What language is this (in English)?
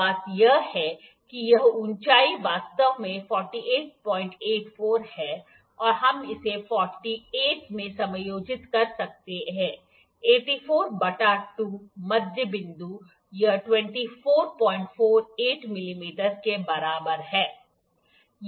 Hindi